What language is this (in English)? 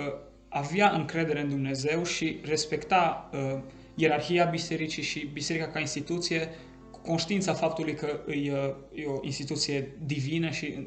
Romanian